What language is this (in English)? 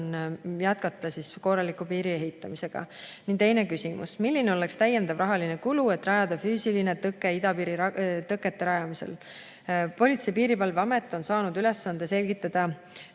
Estonian